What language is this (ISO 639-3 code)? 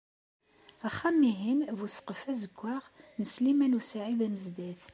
kab